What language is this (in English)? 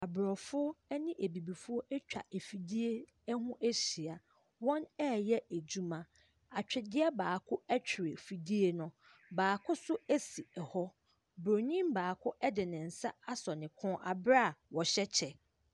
Akan